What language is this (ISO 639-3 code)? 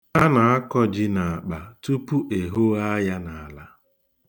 ibo